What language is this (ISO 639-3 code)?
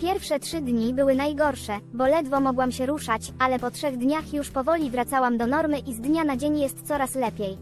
pol